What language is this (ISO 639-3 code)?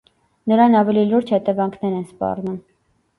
hye